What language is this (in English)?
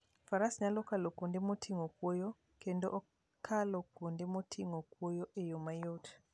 Luo (Kenya and Tanzania)